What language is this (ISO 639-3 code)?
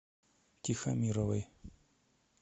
rus